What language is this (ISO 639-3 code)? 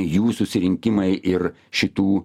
lit